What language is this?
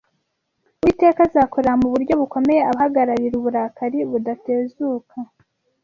Kinyarwanda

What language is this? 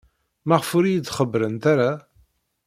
Kabyle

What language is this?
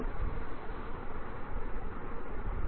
Telugu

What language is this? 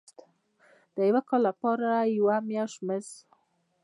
Pashto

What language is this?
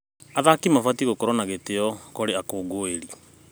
Kikuyu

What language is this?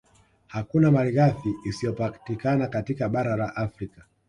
Swahili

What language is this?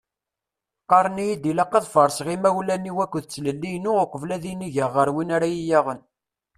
Kabyle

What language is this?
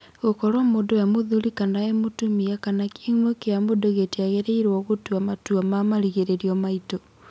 Kikuyu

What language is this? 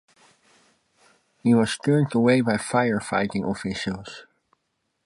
English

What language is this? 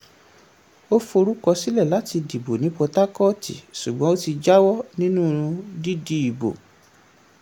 Yoruba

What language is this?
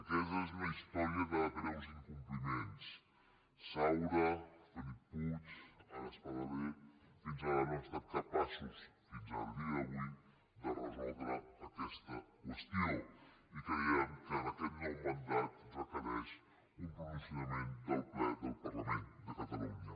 Catalan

